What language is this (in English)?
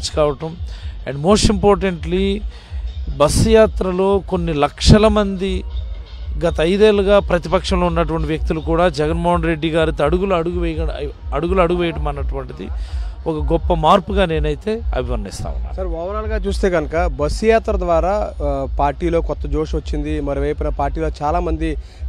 Telugu